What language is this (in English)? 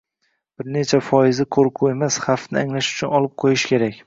Uzbek